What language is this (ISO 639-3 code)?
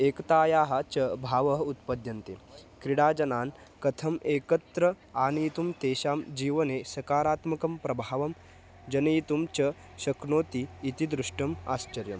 san